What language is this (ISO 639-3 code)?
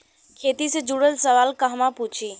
bho